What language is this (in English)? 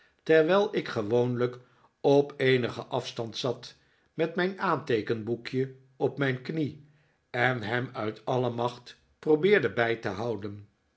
Dutch